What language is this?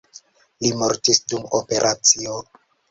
Esperanto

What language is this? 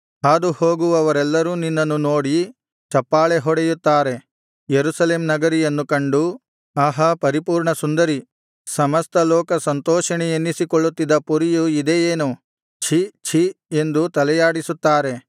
Kannada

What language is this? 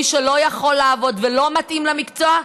Hebrew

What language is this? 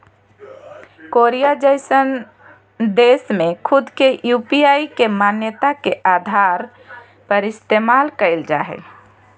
Magahi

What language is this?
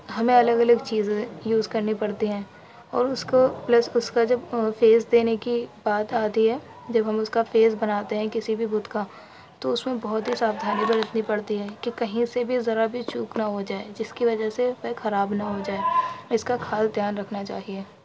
Urdu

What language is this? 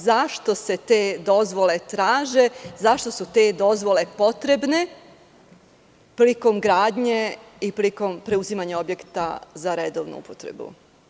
Serbian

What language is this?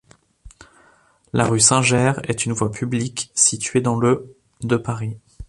French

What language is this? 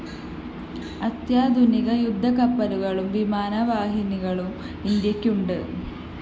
Malayalam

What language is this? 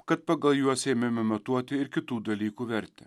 Lithuanian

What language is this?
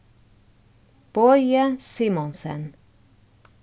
Faroese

